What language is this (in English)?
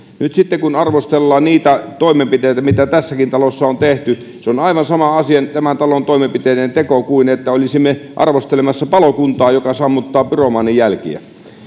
Finnish